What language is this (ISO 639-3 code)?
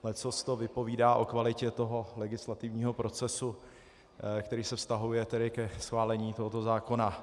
ces